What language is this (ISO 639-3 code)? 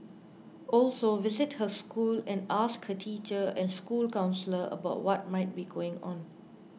eng